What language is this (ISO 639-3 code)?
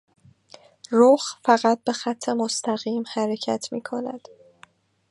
fas